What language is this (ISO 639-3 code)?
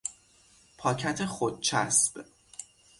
fas